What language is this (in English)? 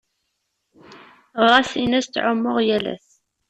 Kabyle